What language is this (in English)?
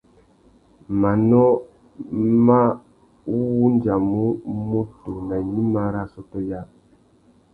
Tuki